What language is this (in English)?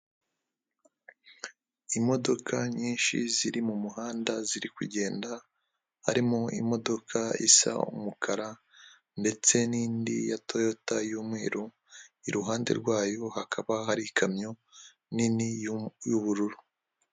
Kinyarwanda